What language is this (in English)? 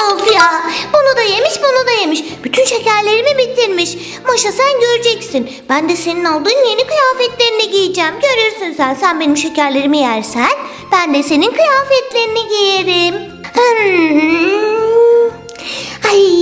Turkish